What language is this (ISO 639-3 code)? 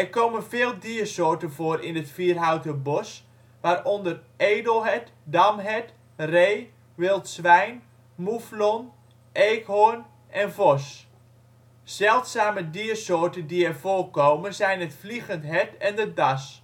nld